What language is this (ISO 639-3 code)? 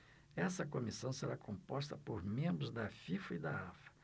por